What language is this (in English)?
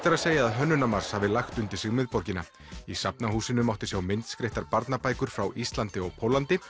Icelandic